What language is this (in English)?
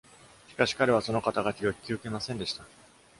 Japanese